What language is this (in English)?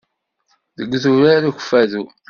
Kabyle